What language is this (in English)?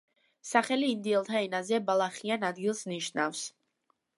Georgian